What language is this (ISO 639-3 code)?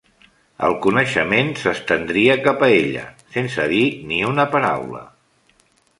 cat